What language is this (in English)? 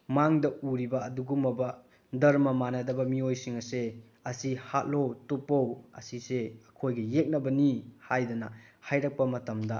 Manipuri